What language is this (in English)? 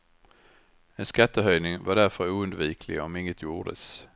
Swedish